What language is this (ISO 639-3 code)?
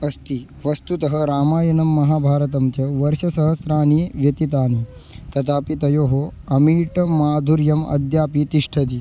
san